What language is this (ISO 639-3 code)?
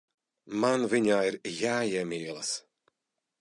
lav